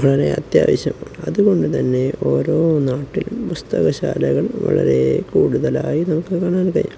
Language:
Malayalam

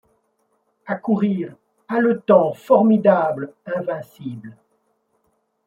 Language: French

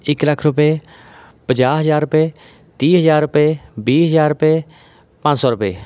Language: Punjabi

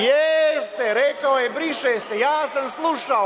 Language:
Serbian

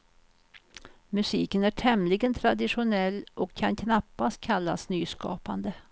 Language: Swedish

